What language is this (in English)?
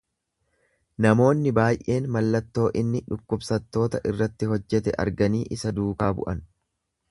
Oromo